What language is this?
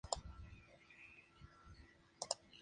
Spanish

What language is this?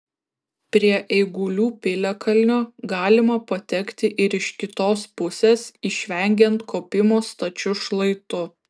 Lithuanian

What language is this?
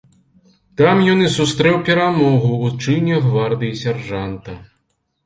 Belarusian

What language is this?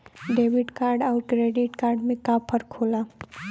Bhojpuri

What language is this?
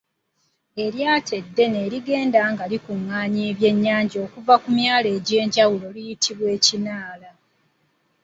Ganda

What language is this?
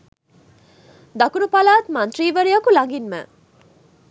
Sinhala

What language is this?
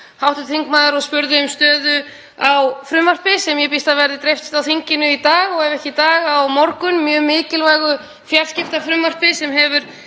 Icelandic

